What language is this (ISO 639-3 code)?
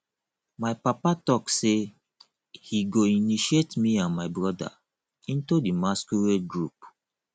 pcm